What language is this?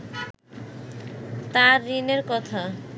Bangla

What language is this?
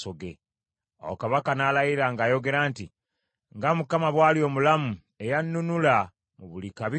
Ganda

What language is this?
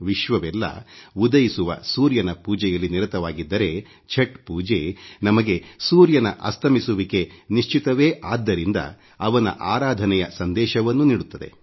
Kannada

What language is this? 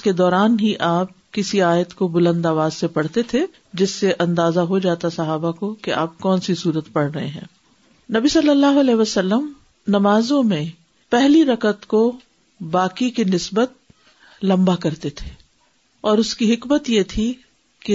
Urdu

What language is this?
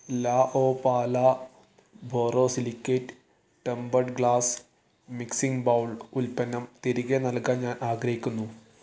Malayalam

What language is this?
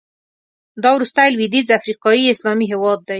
Pashto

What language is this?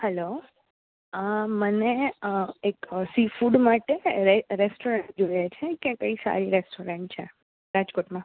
Gujarati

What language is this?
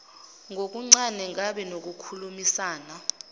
Zulu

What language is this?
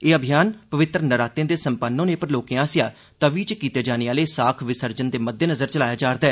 Dogri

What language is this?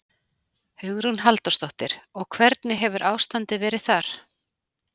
Icelandic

